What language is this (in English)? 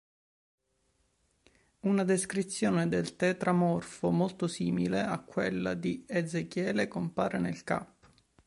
Italian